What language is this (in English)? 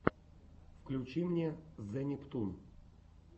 Russian